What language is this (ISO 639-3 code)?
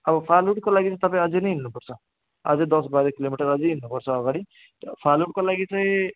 nep